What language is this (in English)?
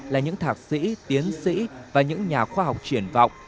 Vietnamese